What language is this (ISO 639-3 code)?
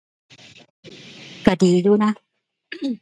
tha